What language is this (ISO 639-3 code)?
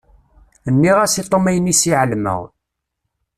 kab